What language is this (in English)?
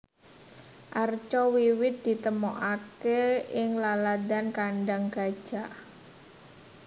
Javanese